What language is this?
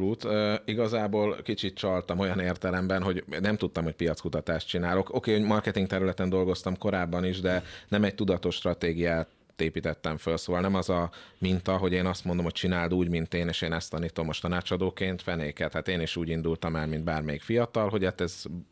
Hungarian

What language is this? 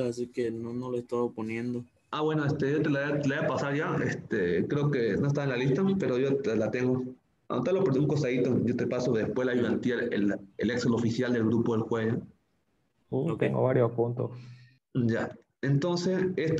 Spanish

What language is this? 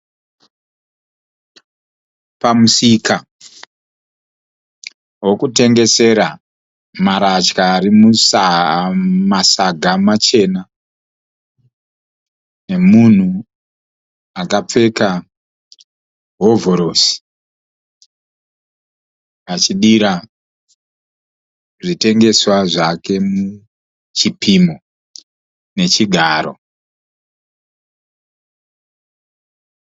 Shona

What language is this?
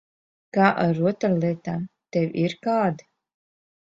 Latvian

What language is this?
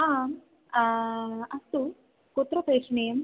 Sanskrit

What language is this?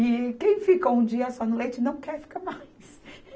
Portuguese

